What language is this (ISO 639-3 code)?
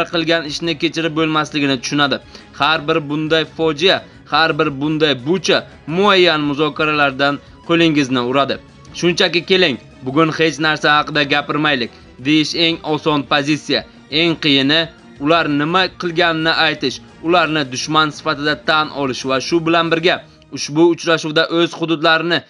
tur